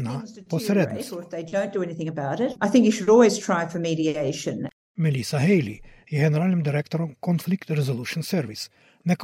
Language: Ukrainian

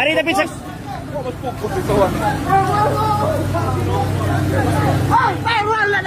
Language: Indonesian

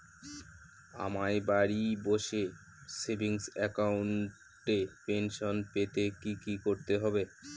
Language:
Bangla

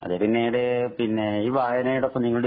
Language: Malayalam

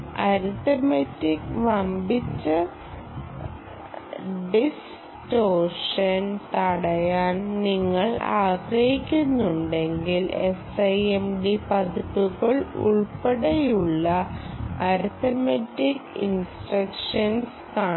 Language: Malayalam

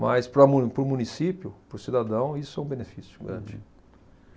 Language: Portuguese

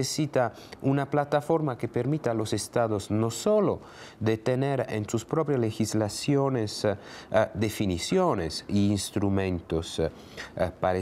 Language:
Spanish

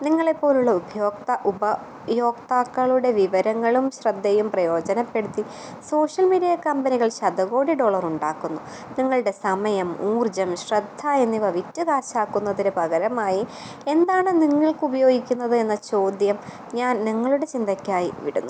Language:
Malayalam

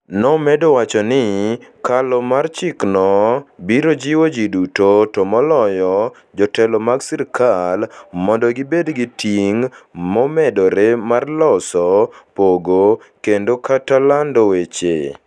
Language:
Luo (Kenya and Tanzania)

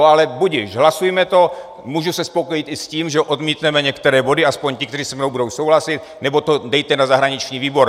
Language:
Czech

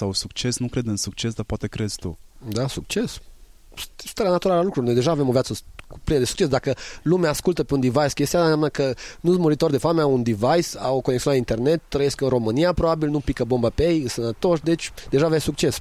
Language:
Romanian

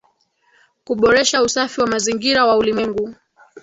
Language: Swahili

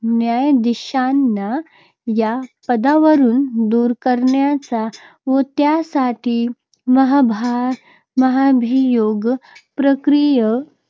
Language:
Marathi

